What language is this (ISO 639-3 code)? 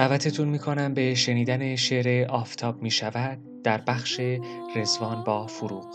fas